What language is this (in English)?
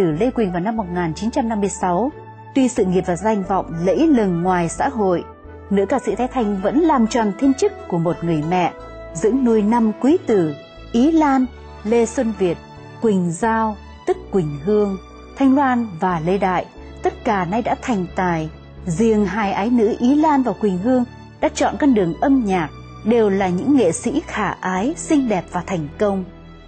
Vietnamese